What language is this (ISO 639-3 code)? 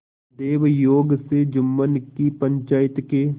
hin